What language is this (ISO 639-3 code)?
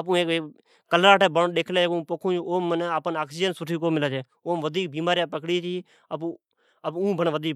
odk